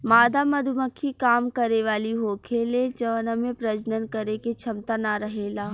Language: Bhojpuri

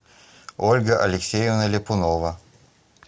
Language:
Russian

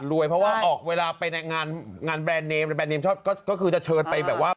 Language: Thai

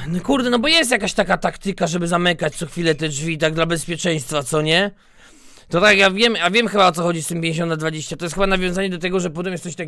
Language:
Polish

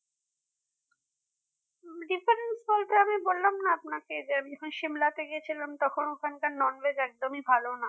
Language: Bangla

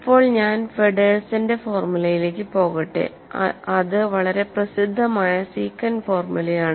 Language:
Malayalam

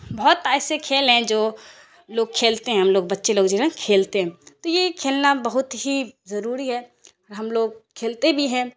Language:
Urdu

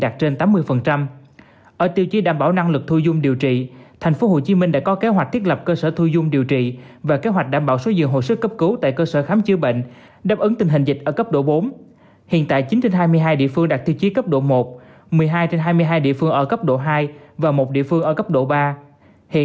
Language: Vietnamese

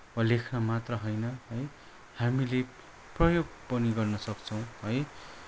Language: Nepali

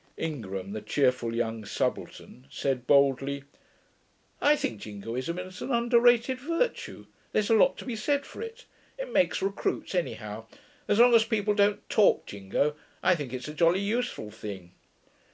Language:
English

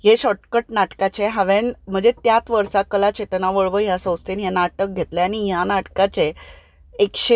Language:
Konkani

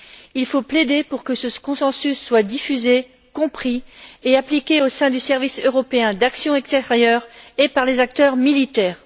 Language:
French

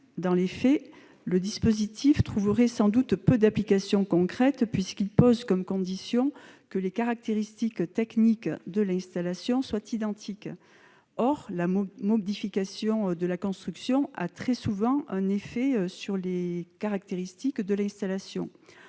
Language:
French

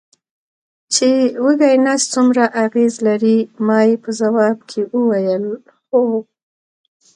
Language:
Pashto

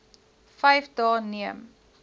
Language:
Afrikaans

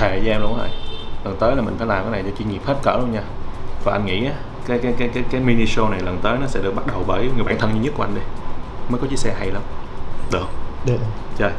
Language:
Vietnamese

